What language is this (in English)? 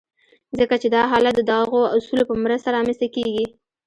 Pashto